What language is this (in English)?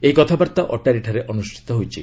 Odia